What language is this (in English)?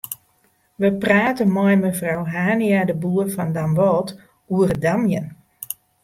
Western Frisian